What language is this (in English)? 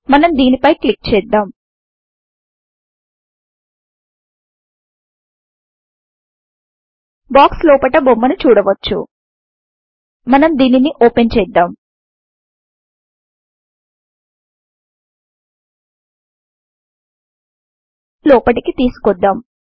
Telugu